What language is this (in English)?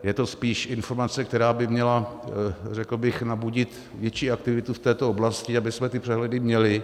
Czech